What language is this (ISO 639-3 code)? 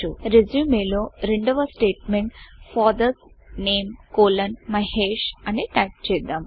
tel